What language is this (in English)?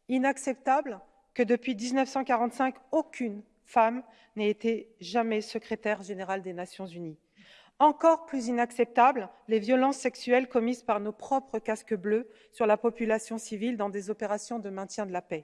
French